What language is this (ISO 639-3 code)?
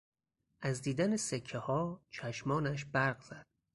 fas